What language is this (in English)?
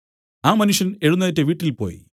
Malayalam